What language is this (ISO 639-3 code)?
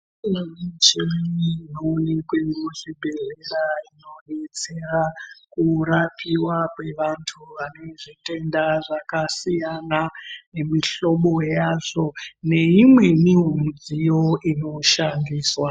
ndc